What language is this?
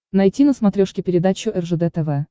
Russian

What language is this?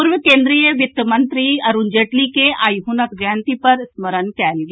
Maithili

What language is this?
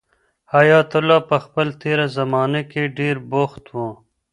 Pashto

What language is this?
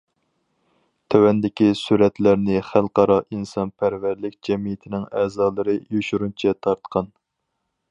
Uyghur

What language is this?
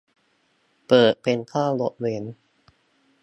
Thai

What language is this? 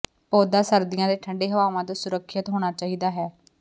Punjabi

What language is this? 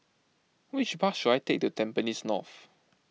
English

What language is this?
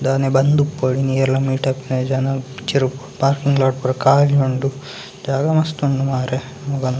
Tulu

